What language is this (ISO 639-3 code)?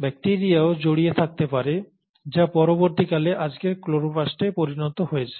ben